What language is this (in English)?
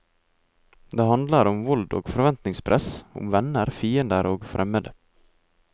Norwegian